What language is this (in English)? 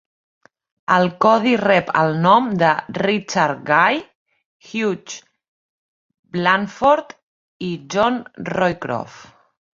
Catalan